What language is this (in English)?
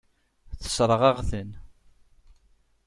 Kabyle